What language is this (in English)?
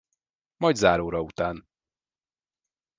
Hungarian